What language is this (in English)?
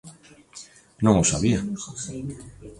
Galician